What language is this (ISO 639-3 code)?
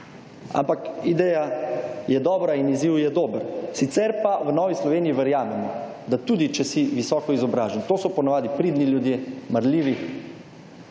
slv